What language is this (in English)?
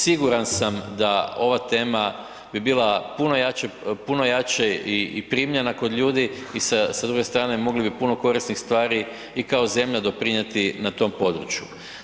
Croatian